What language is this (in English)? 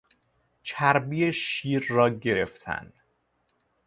Persian